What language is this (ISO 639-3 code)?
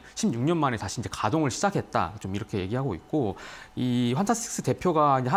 kor